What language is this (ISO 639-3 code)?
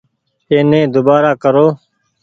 gig